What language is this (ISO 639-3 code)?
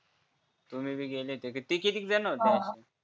mar